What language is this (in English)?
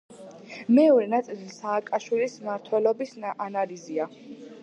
Georgian